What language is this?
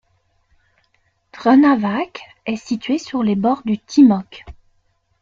French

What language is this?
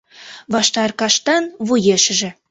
Mari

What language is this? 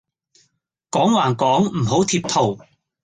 Cantonese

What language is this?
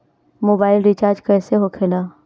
Bhojpuri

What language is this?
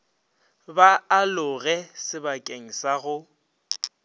Northern Sotho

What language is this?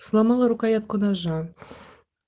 Russian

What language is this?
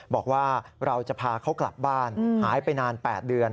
Thai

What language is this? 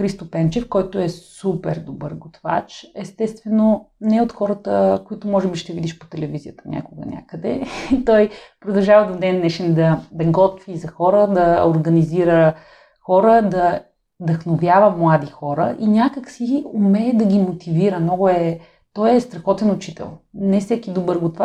Bulgarian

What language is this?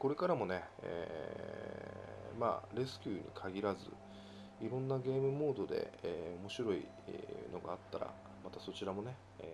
Japanese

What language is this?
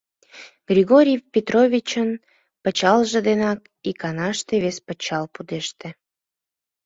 Mari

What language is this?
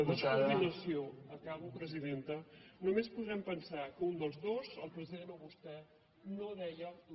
Catalan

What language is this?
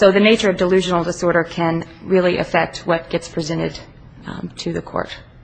English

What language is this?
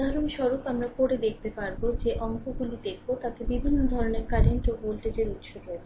Bangla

